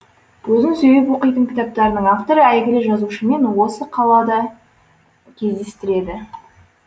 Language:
Kazakh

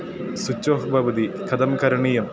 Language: Sanskrit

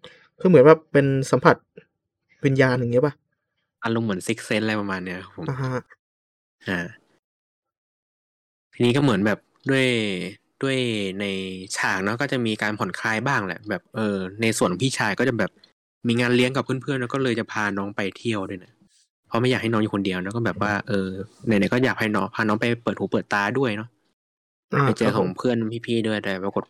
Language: Thai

